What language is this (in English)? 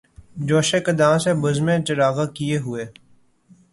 Urdu